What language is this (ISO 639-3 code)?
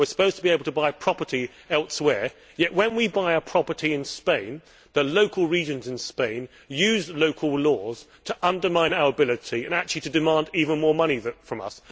eng